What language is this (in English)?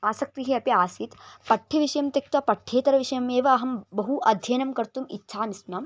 Sanskrit